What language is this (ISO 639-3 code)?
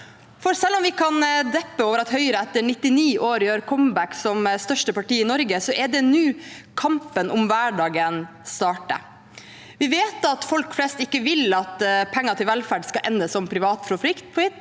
nor